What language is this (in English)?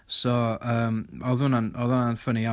Welsh